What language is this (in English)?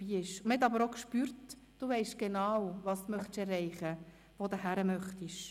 Swiss German